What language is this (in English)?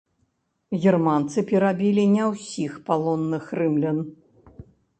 Belarusian